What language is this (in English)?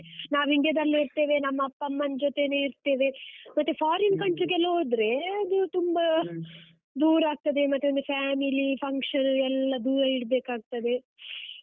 Kannada